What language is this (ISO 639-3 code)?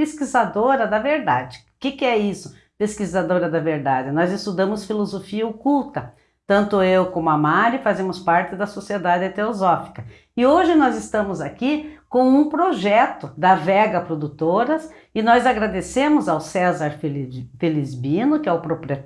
por